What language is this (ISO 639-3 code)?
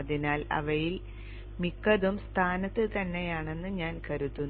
mal